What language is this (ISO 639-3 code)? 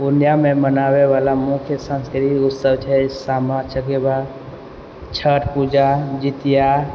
mai